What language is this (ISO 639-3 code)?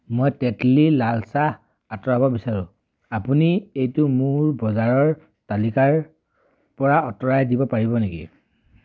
asm